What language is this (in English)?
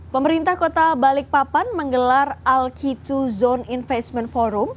Indonesian